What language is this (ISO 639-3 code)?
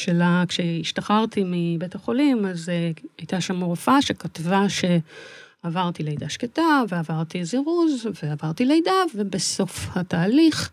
heb